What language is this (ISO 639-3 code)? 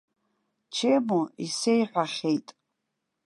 abk